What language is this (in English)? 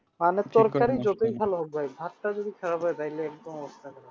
Bangla